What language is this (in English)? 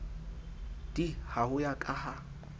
Southern Sotho